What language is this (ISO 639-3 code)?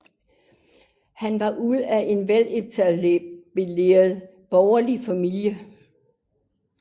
dan